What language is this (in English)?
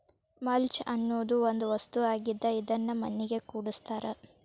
Kannada